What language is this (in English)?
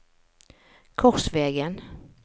Norwegian